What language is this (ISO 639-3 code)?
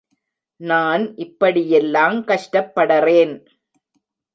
tam